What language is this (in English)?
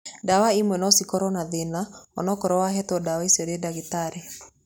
Kikuyu